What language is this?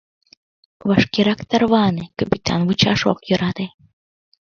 Mari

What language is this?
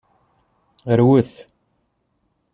Kabyle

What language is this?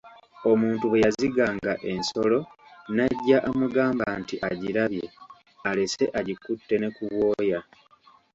Ganda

